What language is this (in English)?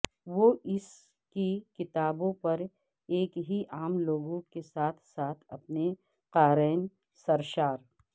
Urdu